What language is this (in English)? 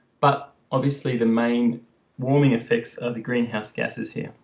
English